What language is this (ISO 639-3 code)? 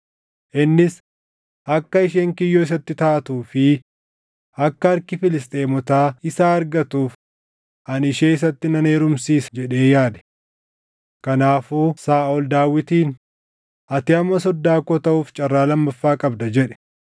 orm